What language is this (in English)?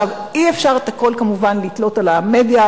Hebrew